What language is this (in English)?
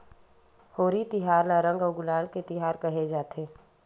Chhattisgarhi